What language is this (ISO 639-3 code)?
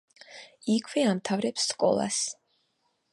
kat